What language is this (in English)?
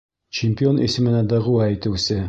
Bashkir